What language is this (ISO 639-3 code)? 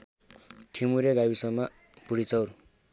nep